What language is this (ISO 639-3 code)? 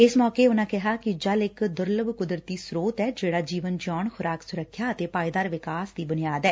pan